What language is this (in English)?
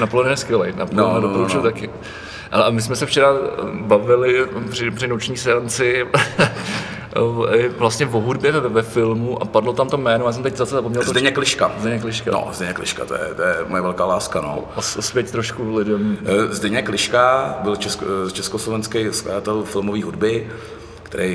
Czech